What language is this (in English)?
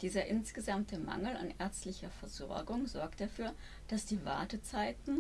German